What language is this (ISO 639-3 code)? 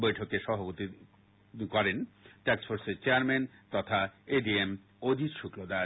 ben